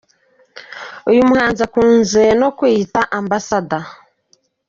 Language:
Kinyarwanda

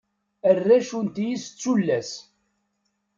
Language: Kabyle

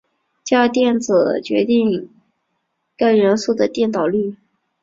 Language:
Chinese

